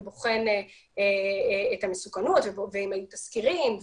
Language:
Hebrew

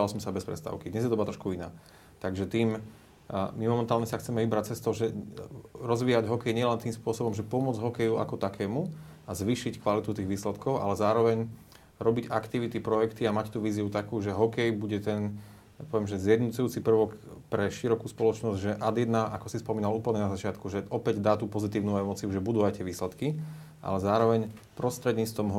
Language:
Slovak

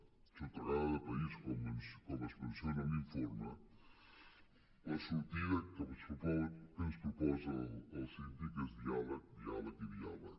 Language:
Catalan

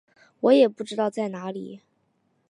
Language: Chinese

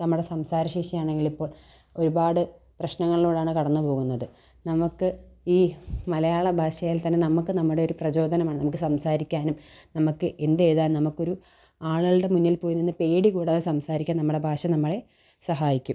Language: Malayalam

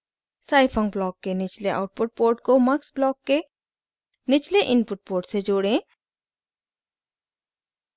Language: Hindi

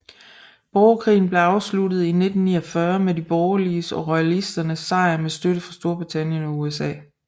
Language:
Danish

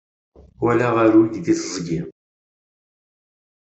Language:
Kabyle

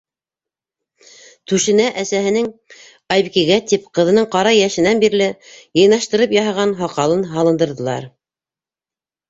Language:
Bashkir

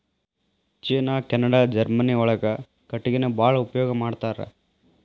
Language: Kannada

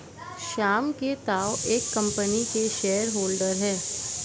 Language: Hindi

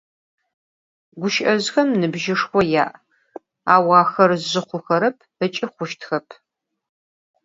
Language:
Adyghe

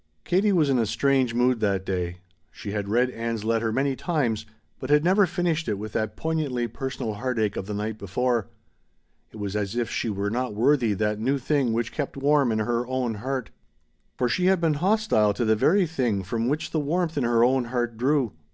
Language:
English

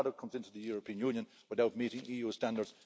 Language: English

